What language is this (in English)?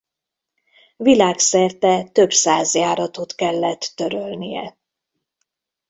Hungarian